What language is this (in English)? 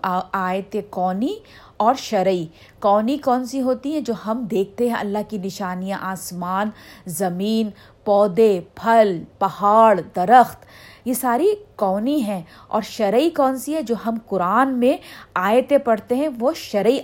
Urdu